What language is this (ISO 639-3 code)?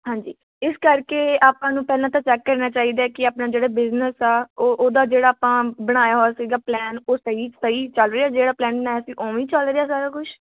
pan